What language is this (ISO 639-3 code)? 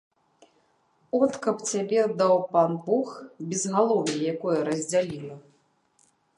bel